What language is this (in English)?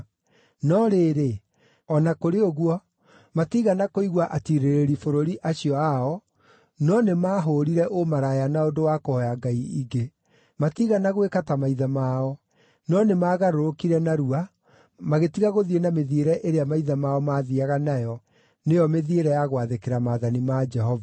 Kikuyu